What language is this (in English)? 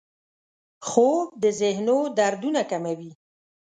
Pashto